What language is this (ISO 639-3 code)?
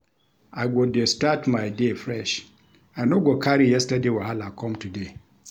pcm